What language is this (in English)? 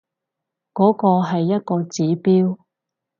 Cantonese